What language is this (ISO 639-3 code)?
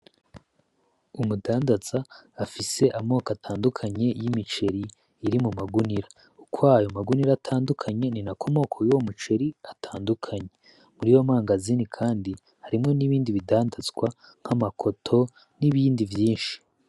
run